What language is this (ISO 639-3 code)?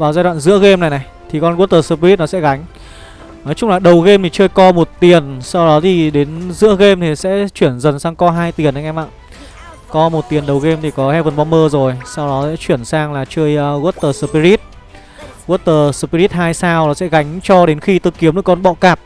vie